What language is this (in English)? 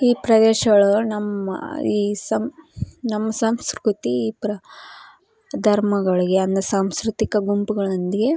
Kannada